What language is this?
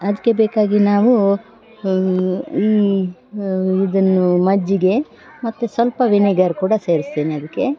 Kannada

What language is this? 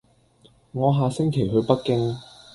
Cantonese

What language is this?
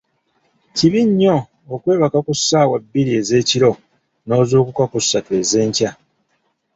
Ganda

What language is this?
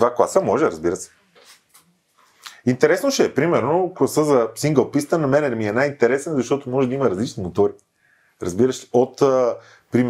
Bulgarian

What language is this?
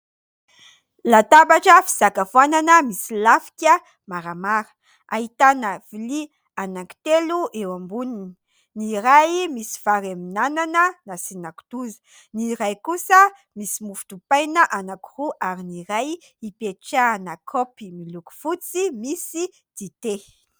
Malagasy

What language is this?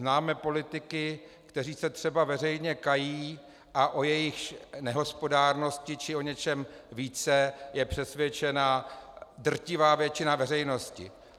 Czech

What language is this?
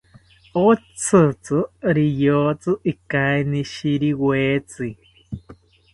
South Ucayali Ashéninka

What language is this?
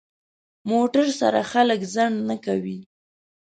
Pashto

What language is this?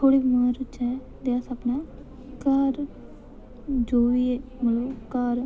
Dogri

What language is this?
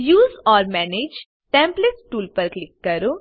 Gujarati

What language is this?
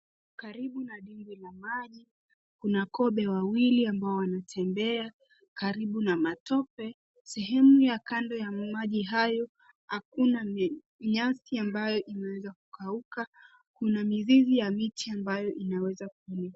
Swahili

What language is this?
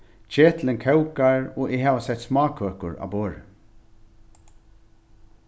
Faroese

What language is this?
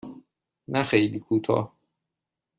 Persian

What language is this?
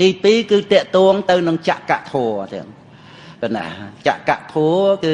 Khmer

